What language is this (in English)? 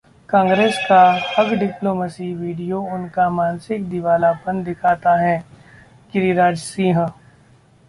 Hindi